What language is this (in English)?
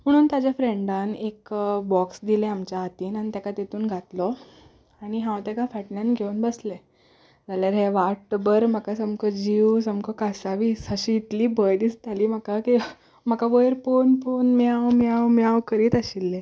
Konkani